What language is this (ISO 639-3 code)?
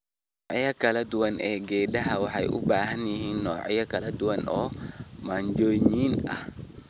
som